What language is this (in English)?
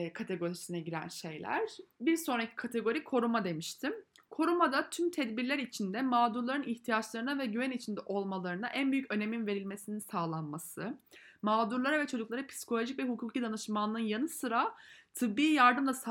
Turkish